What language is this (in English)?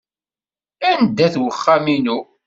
Kabyle